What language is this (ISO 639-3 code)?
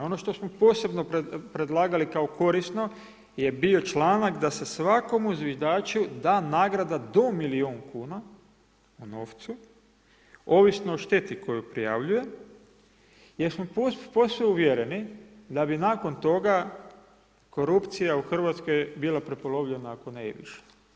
hrv